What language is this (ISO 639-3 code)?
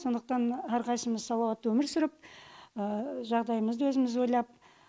kaz